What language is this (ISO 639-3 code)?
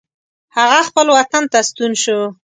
pus